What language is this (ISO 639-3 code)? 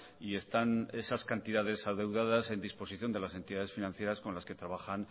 spa